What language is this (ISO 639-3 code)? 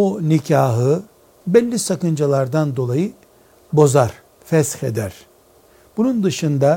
tur